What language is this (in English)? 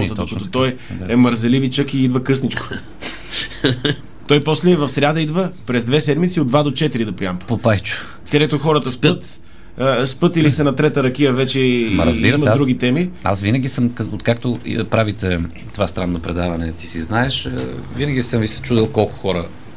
Bulgarian